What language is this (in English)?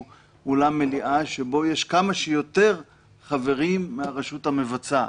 Hebrew